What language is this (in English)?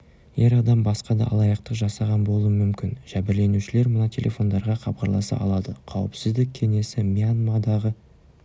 Kazakh